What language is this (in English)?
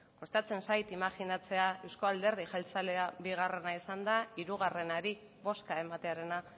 Basque